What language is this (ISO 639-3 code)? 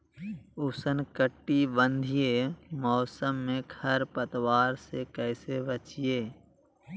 mag